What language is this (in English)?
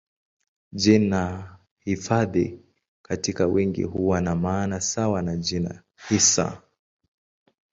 Swahili